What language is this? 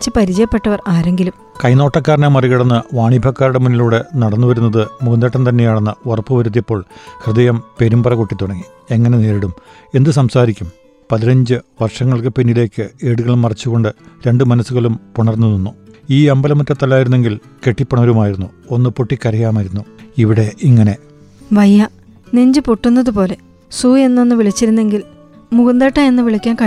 Malayalam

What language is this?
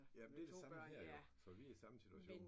Danish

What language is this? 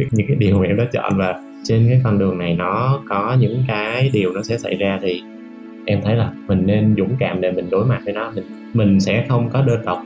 Vietnamese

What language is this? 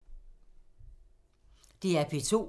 Danish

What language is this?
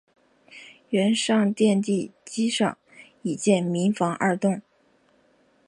Chinese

